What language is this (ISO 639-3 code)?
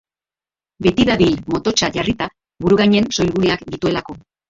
eus